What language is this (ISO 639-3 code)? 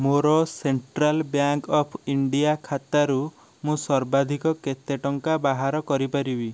ori